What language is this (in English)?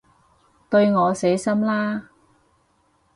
Cantonese